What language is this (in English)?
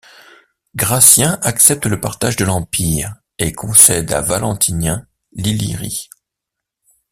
French